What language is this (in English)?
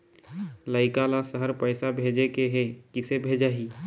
Chhattisgarhi